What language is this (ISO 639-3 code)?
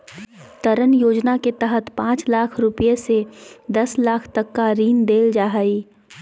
mag